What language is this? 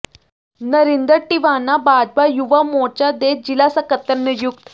Punjabi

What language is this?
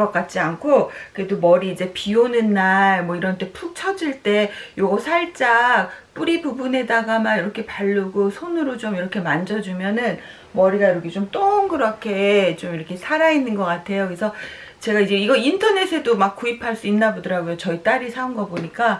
Korean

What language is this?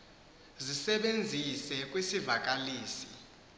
Xhosa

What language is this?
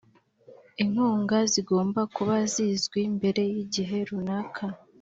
Kinyarwanda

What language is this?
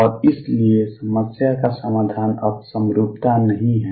Hindi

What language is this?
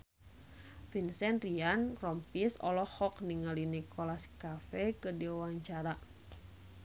Sundanese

